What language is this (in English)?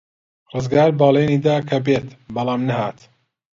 Central Kurdish